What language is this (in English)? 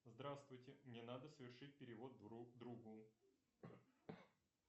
Russian